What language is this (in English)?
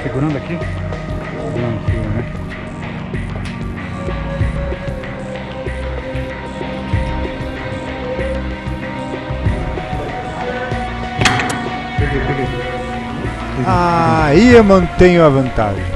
Portuguese